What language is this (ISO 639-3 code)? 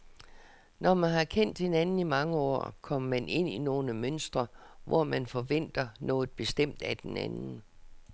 dan